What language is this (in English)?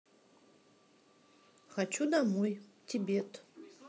Russian